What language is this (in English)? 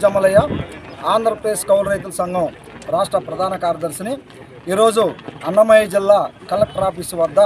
Telugu